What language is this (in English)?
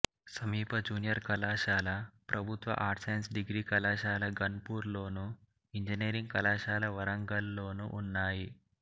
Telugu